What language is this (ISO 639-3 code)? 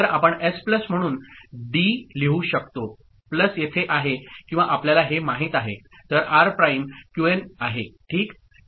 mar